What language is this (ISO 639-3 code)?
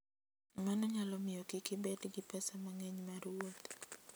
luo